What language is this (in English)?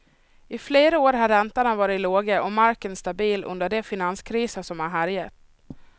Swedish